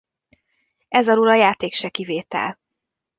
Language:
Hungarian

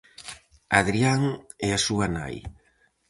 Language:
Galician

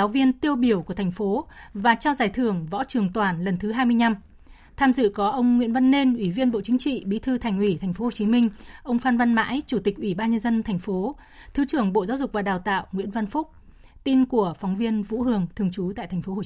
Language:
Vietnamese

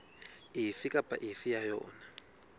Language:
Southern Sotho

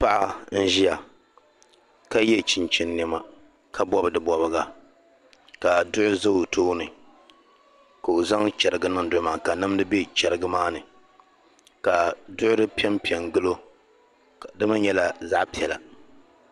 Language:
Dagbani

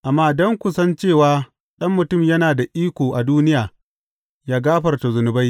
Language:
Hausa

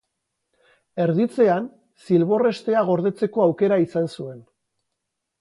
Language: Basque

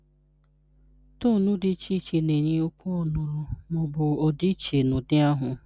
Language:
Igbo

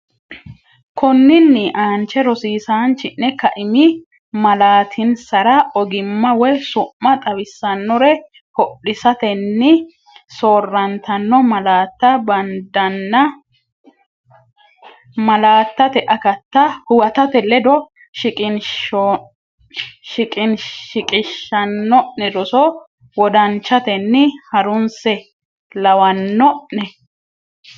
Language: Sidamo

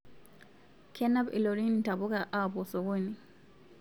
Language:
Masai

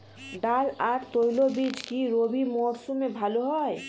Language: Bangla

